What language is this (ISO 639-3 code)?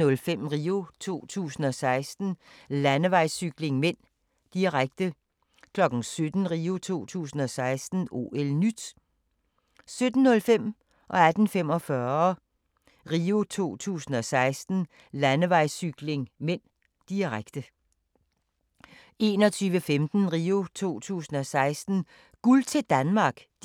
dan